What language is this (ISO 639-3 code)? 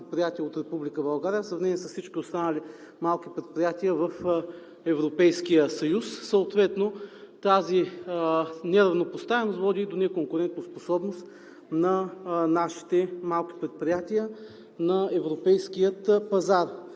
bul